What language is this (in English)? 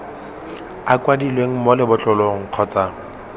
Tswana